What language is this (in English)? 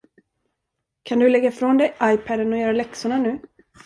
Swedish